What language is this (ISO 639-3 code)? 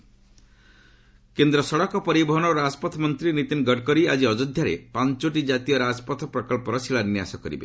ori